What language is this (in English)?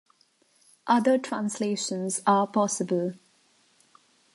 English